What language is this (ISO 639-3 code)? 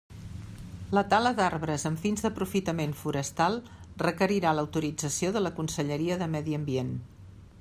cat